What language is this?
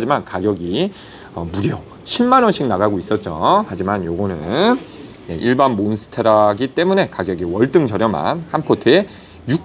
Korean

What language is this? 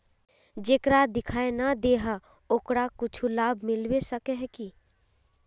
Magahi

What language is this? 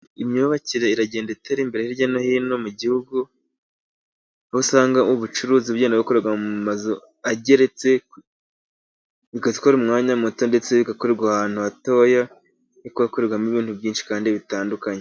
Kinyarwanda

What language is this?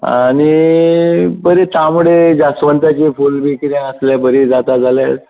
Konkani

